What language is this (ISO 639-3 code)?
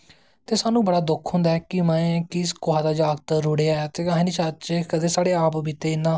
doi